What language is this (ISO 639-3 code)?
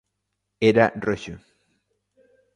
glg